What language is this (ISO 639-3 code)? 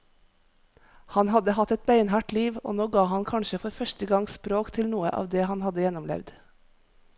nor